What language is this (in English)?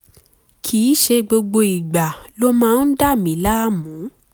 Yoruba